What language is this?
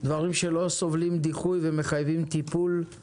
Hebrew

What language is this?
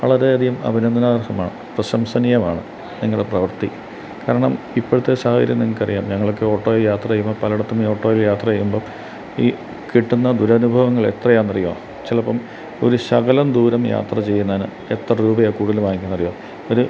Malayalam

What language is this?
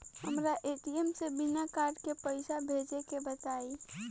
Bhojpuri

